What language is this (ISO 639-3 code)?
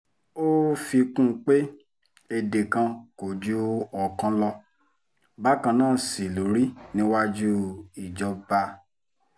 yor